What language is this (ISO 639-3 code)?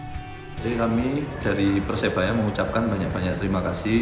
ind